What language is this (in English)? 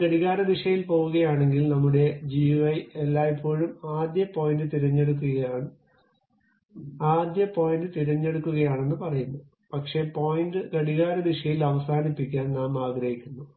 Malayalam